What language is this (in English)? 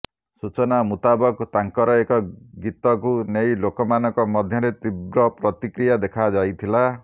Odia